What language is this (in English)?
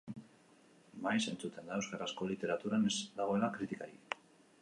Basque